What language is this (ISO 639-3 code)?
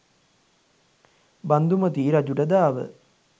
sin